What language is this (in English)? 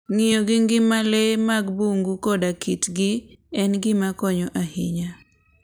Luo (Kenya and Tanzania)